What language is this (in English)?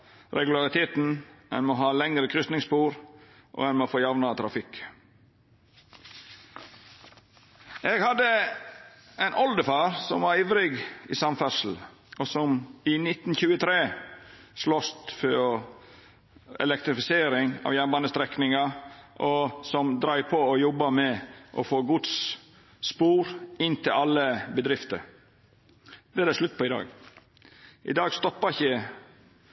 Norwegian Nynorsk